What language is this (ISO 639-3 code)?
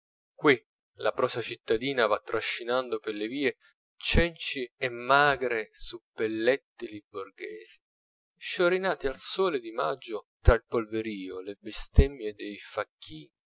ita